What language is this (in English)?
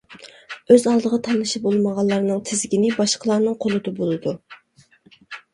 Uyghur